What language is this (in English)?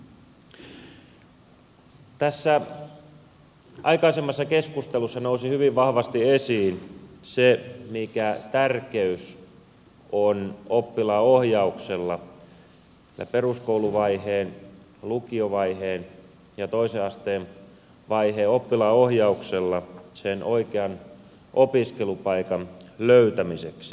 Finnish